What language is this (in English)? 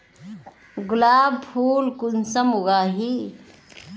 Magahi